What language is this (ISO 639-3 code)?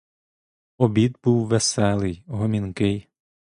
ukr